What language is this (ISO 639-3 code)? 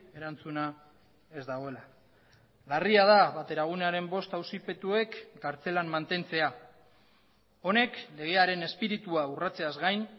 eus